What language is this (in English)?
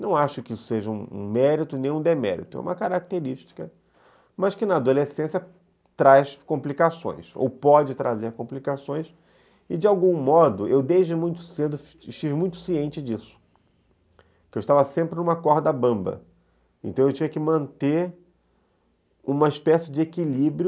Portuguese